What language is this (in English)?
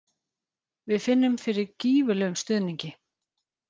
Icelandic